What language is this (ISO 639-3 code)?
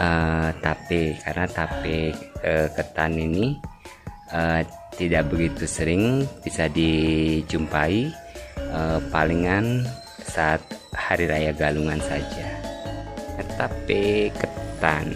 ind